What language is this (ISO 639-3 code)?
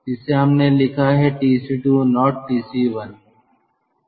hin